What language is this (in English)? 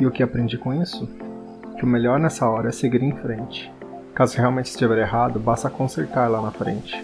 Portuguese